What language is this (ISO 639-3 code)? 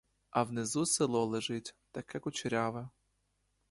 ukr